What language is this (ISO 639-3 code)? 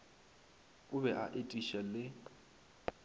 nso